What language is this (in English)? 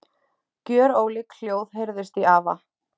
Icelandic